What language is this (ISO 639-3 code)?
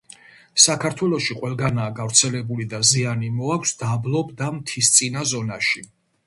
kat